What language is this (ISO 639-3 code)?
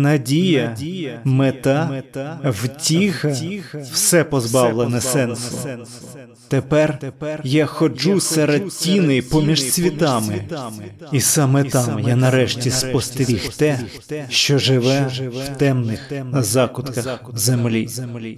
ukr